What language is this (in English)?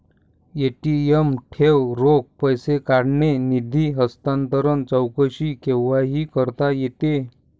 Marathi